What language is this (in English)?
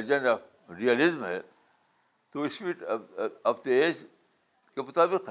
Urdu